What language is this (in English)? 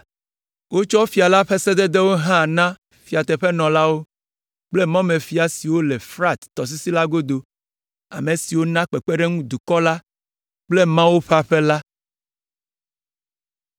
Ewe